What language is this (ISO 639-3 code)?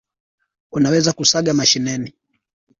swa